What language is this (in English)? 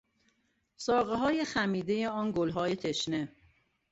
Persian